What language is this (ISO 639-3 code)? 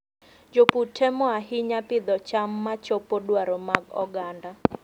luo